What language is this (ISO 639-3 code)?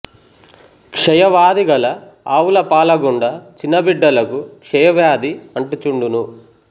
tel